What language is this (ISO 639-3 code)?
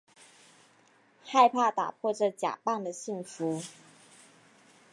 zho